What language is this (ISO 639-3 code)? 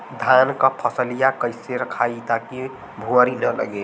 bho